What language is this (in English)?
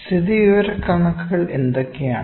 Malayalam